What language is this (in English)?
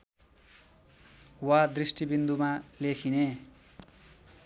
Nepali